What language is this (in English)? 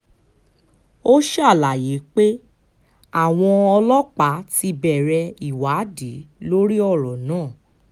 Yoruba